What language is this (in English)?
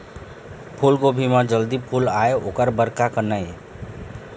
Chhattisgarhi